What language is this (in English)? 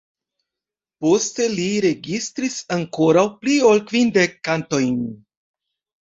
Esperanto